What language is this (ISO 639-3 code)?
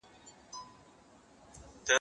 pus